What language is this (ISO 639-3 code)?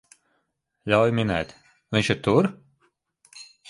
lav